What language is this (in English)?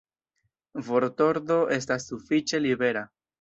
Esperanto